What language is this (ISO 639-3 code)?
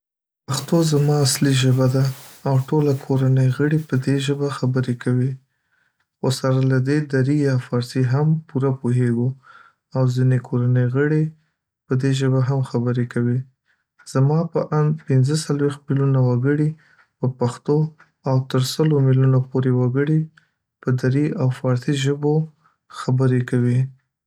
pus